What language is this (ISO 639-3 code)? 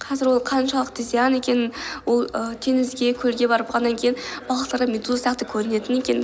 kaz